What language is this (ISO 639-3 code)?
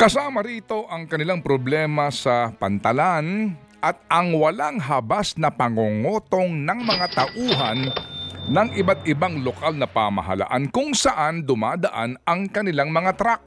fil